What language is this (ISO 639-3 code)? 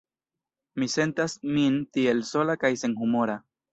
epo